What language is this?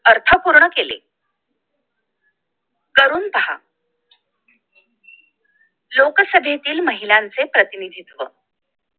Marathi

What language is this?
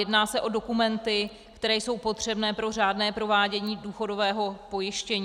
Czech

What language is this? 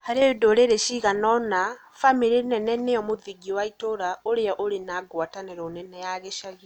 Kikuyu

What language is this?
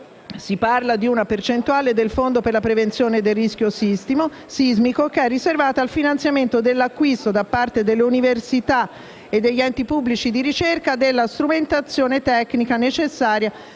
Italian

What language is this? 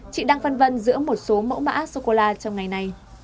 Vietnamese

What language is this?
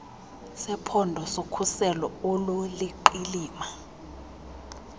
Xhosa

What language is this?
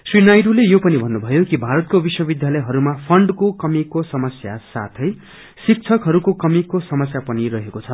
Nepali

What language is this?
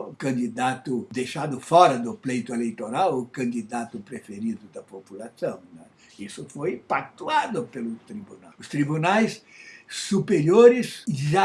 Portuguese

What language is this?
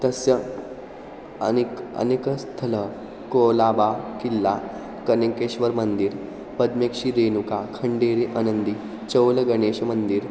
Sanskrit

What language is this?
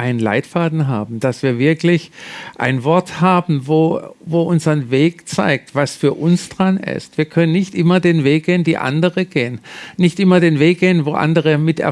German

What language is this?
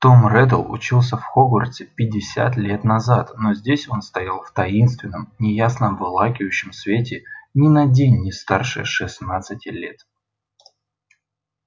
Russian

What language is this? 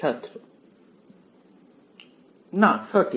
Bangla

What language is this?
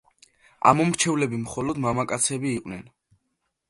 Georgian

